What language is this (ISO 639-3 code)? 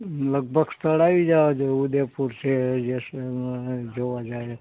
guj